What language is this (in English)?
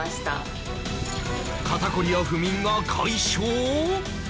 Japanese